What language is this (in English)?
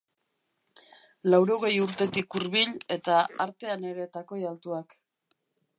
Basque